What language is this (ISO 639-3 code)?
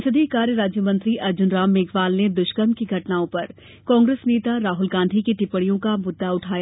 hin